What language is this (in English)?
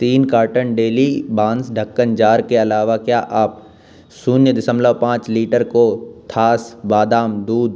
Hindi